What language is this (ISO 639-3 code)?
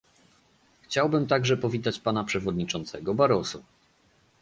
pol